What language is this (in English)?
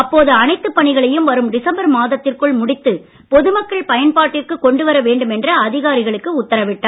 Tamil